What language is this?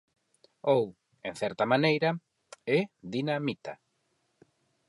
Galician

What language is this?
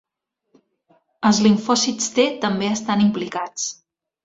Catalan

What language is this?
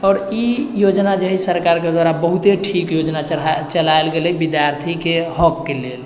Maithili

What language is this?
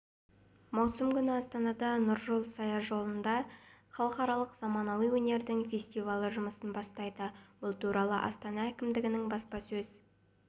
Kazakh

